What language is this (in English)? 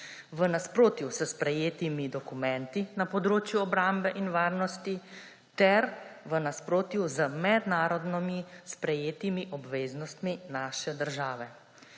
Slovenian